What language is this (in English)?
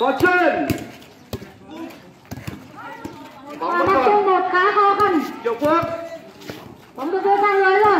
Vietnamese